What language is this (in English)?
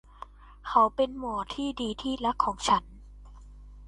Thai